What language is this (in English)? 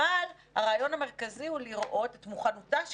Hebrew